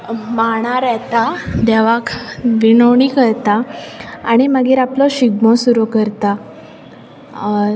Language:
Konkani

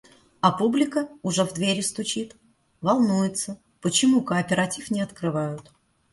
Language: Russian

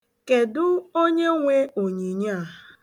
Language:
Igbo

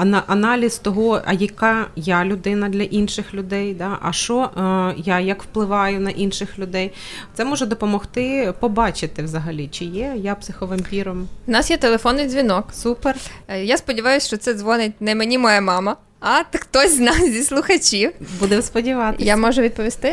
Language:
Ukrainian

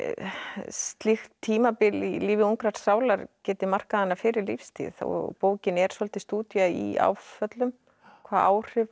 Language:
Icelandic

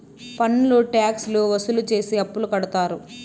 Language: Telugu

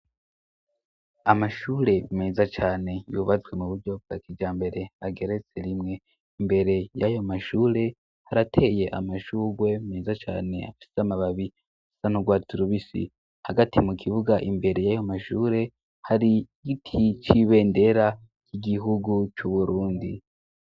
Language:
Rundi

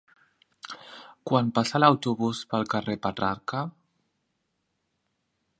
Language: Catalan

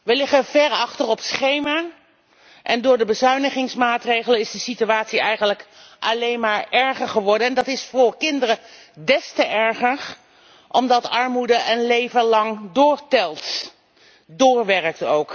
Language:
Dutch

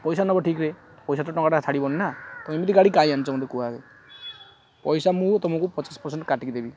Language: Odia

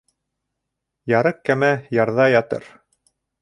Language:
Bashkir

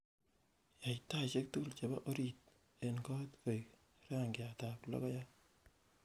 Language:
Kalenjin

